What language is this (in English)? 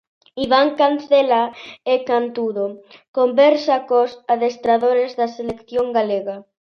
Galician